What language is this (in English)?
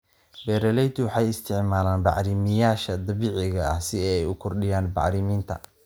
Somali